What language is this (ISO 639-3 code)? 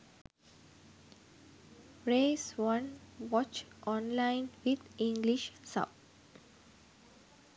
sin